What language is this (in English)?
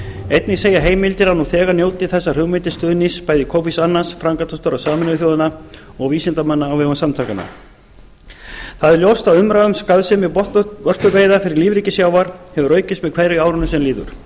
Icelandic